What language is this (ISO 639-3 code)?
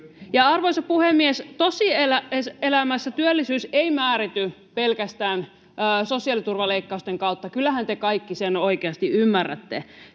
fin